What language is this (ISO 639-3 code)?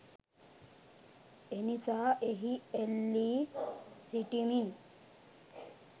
sin